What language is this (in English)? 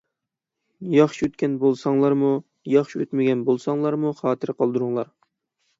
Uyghur